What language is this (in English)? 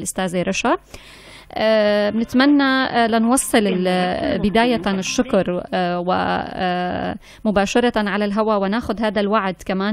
Arabic